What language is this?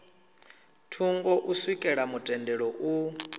Venda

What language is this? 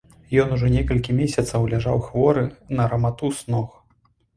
Belarusian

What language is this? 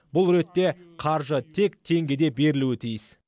Kazakh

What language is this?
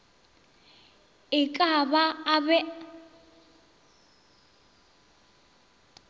Northern Sotho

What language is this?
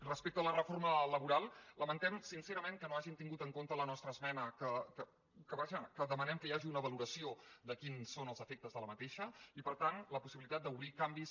Catalan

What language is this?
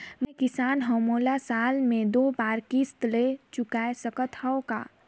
Chhattisgarhi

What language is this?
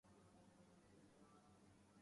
Urdu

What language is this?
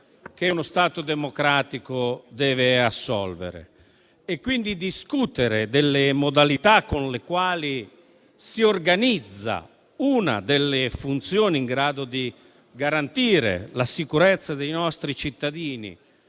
Italian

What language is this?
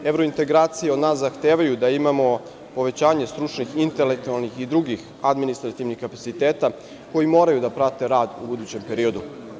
Serbian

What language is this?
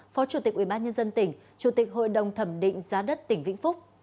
Vietnamese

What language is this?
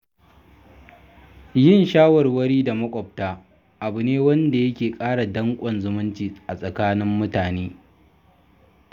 Hausa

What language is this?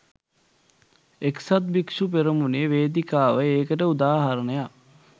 Sinhala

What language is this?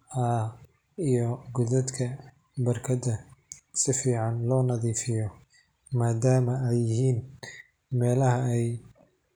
Somali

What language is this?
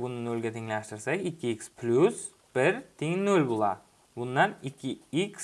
Turkish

